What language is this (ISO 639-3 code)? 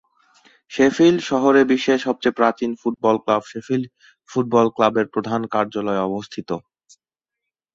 ben